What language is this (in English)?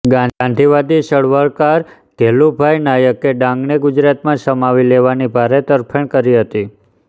Gujarati